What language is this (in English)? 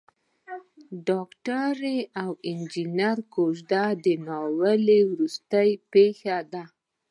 Pashto